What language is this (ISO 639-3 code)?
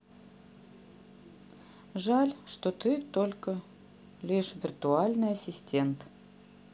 rus